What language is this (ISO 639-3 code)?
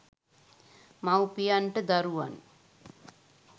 sin